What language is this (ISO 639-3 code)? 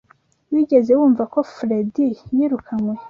kin